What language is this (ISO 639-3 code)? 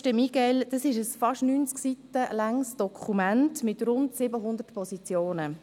gsw